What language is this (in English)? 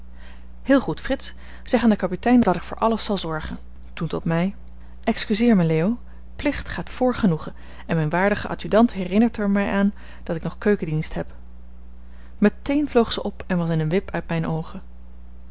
Dutch